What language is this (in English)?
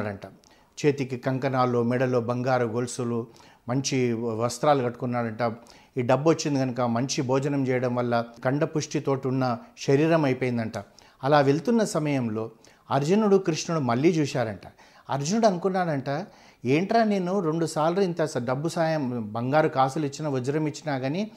Telugu